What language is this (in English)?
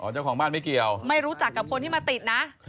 Thai